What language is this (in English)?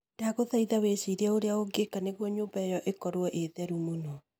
Kikuyu